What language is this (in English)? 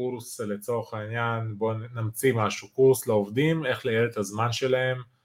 Hebrew